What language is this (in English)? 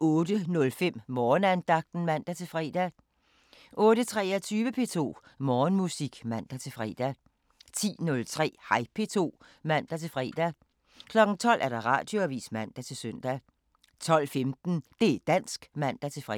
Danish